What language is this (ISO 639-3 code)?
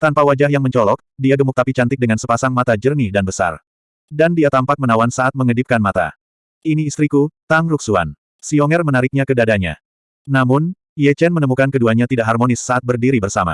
ind